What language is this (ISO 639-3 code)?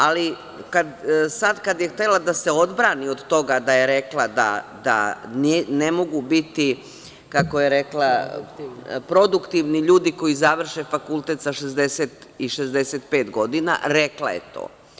srp